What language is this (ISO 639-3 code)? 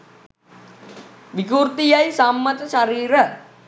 sin